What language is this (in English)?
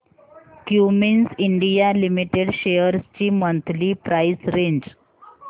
Marathi